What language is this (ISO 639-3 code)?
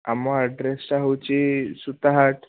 ori